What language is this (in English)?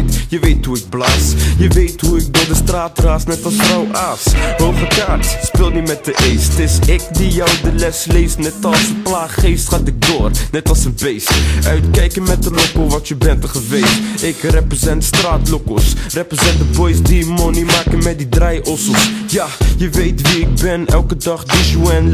Dutch